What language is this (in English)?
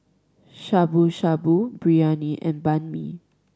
English